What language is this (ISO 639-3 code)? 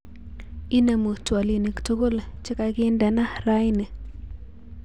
kln